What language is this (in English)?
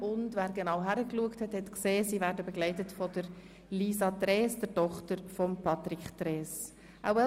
Swiss German